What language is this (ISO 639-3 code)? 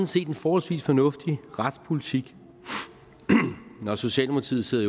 dan